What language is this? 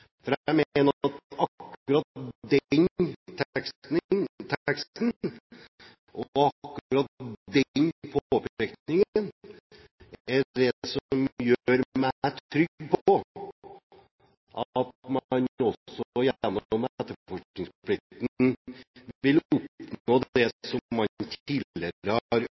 Norwegian Bokmål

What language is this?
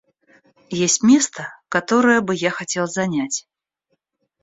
Russian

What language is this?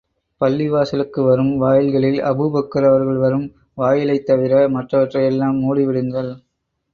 Tamil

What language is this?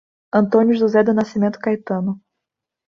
Portuguese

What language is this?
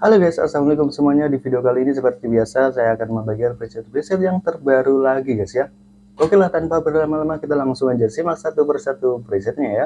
Indonesian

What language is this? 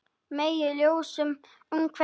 Icelandic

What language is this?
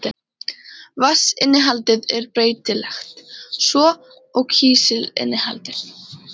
Icelandic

